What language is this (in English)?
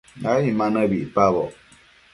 Matsés